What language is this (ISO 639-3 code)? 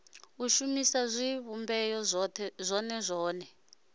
ven